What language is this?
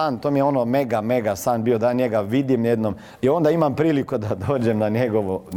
Croatian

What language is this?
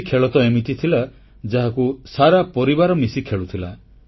Odia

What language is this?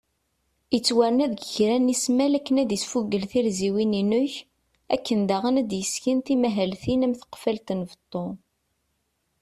Kabyle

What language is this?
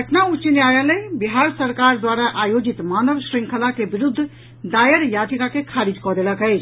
Maithili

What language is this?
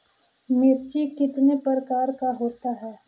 Magahi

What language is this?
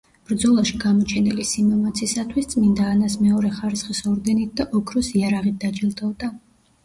Georgian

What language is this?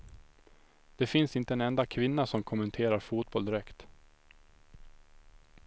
Swedish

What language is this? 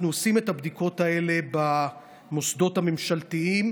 Hebrew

